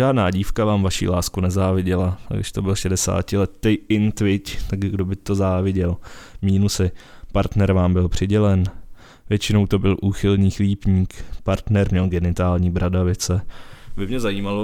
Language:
Czech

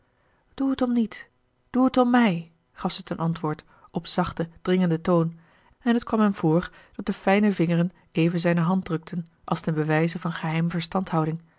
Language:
Dutch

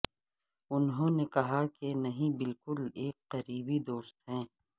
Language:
Urdu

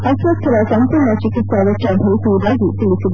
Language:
Kannada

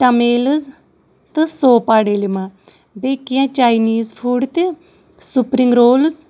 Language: Kashmiri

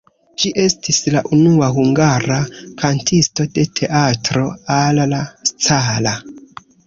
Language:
Esperanto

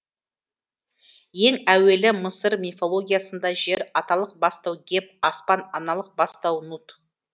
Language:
Kazakh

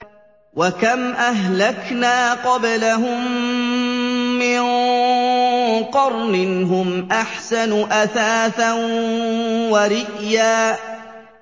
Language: Arabic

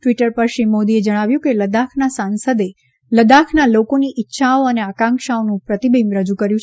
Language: Gujarati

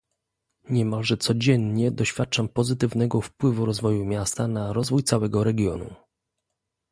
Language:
Polish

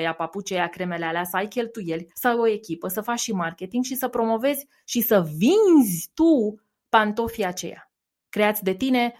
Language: Romanian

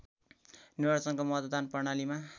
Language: Nepali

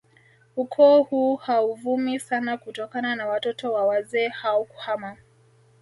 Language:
Swahili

